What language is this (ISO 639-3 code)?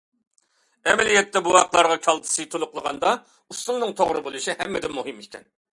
uig